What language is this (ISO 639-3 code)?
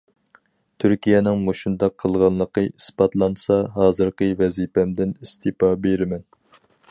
uig